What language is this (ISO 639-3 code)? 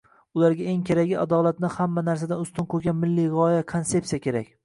uzb